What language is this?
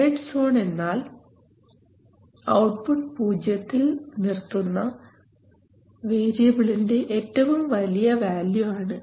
Malayalam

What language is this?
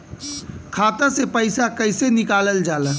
Bhojpuri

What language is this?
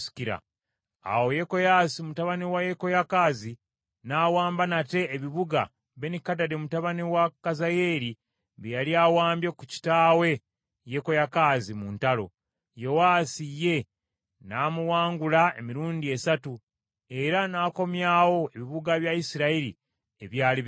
Ganda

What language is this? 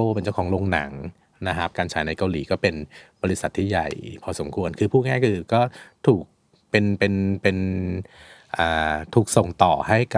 Thai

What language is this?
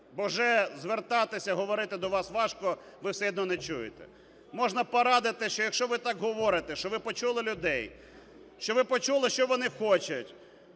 Ukrainian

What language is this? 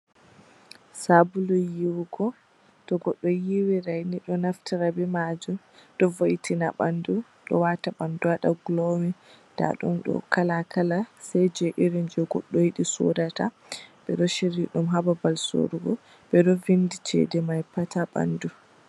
Fula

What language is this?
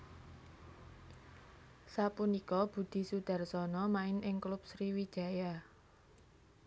Javanese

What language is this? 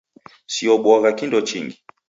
Taita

